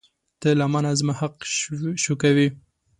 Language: Pashto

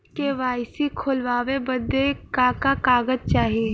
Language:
Bhojpuri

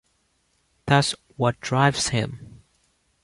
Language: English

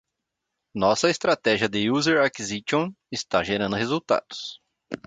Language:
Portuguese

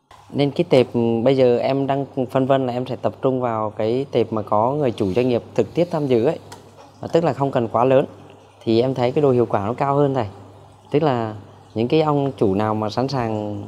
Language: Vietnamese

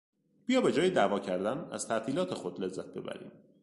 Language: Persian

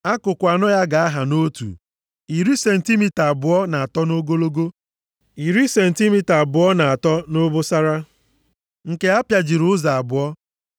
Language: Igbo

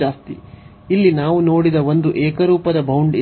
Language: Kannada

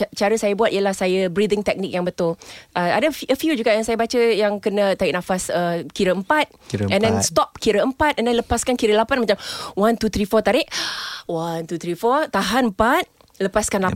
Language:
Malay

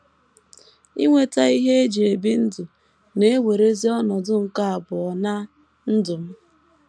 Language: Igbo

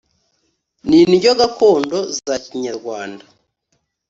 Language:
Kinyarwanda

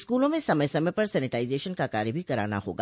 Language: Hindi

